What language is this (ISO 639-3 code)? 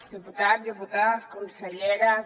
cat